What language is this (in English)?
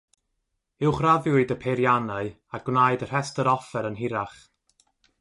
Welsh